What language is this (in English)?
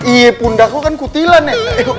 Indonesian